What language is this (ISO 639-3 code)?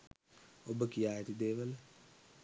sin